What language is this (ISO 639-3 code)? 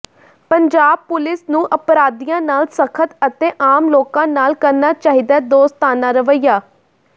pan